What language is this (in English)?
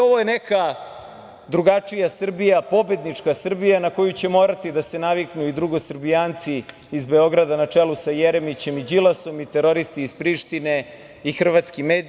Serbian